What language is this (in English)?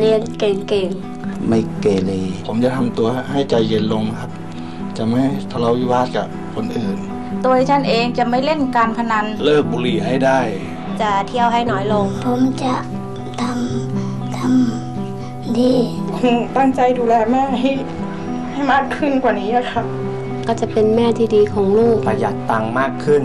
Thai